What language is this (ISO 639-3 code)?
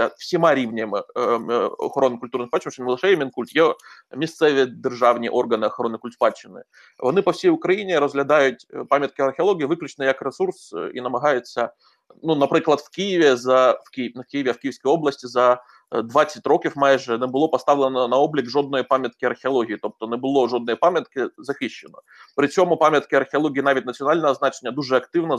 ukr